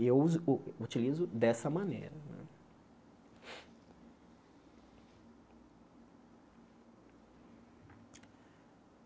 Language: Portuguese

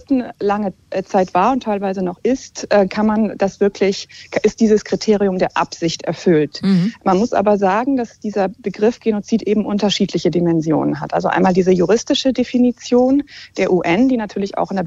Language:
German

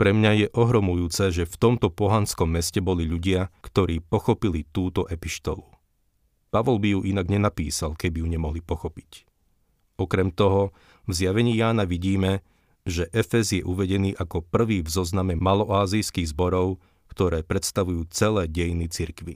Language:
Slovak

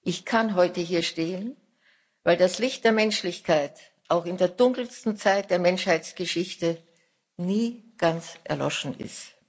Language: German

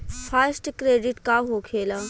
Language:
Bhojpuri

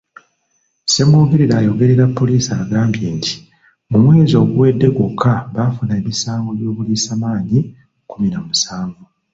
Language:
Ganda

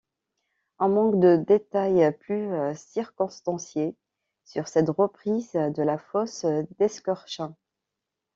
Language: French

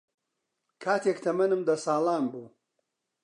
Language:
Central Kurdish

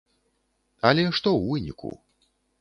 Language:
Belarusian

